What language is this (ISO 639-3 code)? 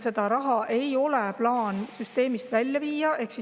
est